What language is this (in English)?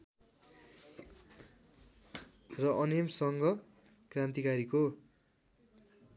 Nepali